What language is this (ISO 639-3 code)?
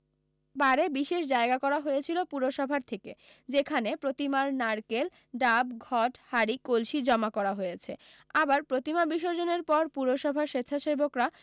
ben